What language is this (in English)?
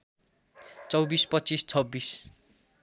Nepali